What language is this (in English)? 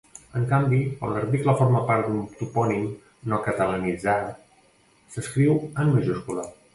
Catalan